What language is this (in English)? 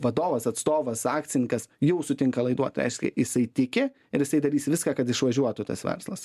Lithuanian